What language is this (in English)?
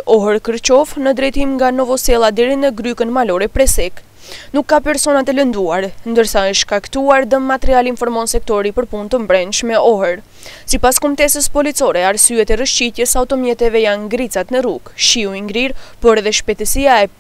Romanian